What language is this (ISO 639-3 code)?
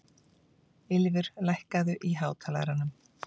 isl